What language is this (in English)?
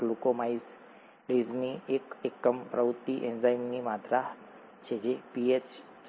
Gujarati